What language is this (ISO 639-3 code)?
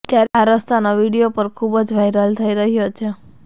guj